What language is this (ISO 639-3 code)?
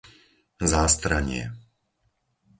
slk